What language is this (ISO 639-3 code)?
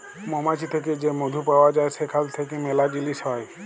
ben